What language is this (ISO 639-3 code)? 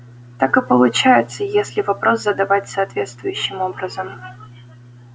rus